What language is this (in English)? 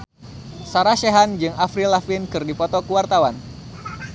Sundanese